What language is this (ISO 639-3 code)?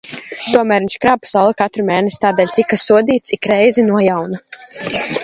lav